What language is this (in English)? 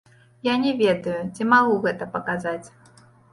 Belarusian